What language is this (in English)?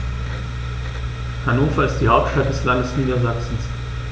German